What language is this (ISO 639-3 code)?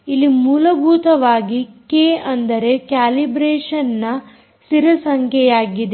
kan